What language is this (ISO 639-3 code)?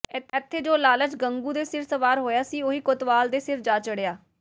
pan